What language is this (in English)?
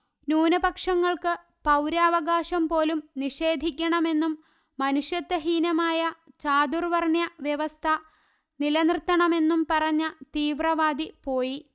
Malayalam